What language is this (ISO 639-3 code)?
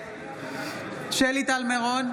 heb